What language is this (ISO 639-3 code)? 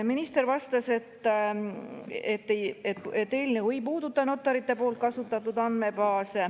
est